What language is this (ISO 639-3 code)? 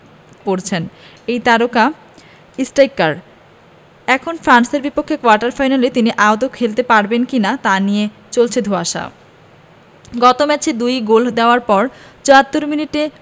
ben